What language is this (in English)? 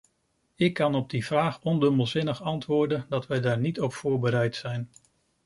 Dutch